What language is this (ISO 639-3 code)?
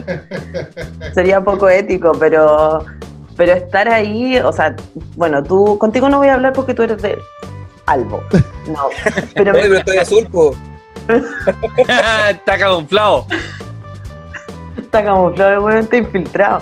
spa